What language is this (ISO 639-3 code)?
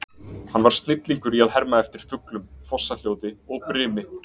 isl